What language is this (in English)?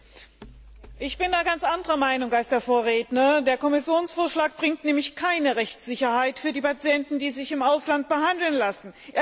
German